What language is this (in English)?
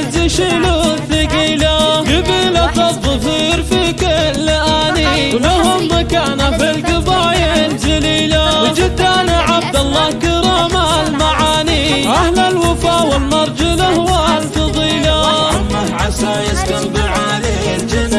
Arabic